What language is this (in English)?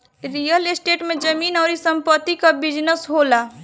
Bhojpuri